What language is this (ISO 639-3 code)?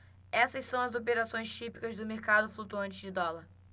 por